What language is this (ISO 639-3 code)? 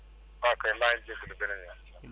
wol